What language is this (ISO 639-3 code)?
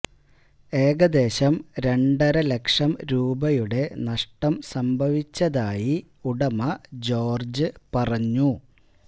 mal